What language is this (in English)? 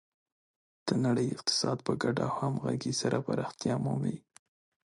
Pashto